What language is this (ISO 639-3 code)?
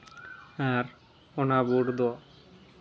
sat